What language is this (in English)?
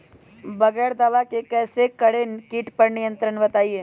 Magahi